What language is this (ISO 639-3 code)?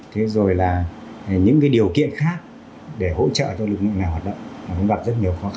vie